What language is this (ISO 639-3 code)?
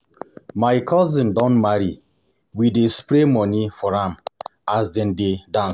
pcm